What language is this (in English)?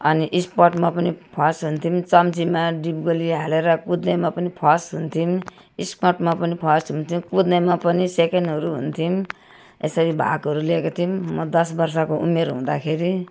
Nepali